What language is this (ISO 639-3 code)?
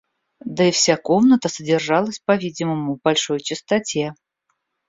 rus